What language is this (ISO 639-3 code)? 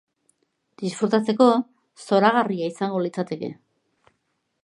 eus